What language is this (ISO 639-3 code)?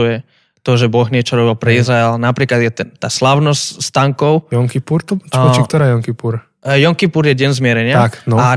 slk